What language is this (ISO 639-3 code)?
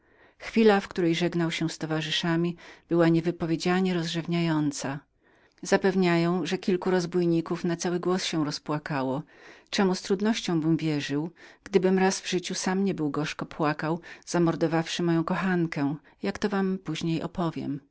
pol